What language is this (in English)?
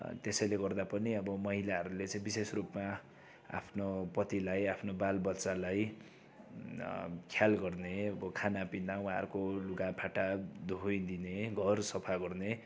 Nepali